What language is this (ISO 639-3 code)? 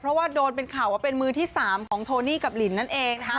tha